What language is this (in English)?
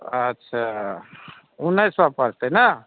Maithili